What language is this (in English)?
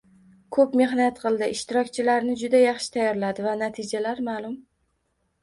Uzbek